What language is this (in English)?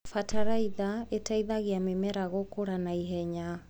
Kikuyu